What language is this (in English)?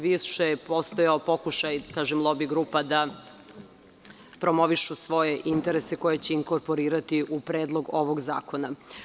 Serbian